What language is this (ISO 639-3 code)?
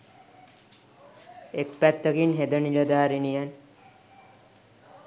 sin